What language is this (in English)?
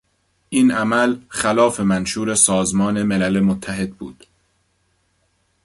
Persian